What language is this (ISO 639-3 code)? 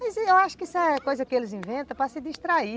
por